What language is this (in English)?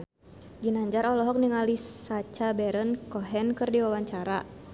Sundanese